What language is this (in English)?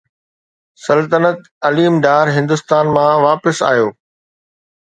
Sindhi